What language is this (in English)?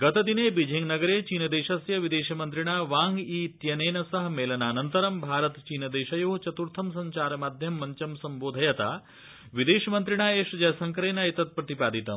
Sanskrit